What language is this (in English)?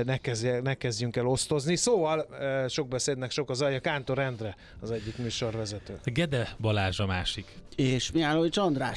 Hungarian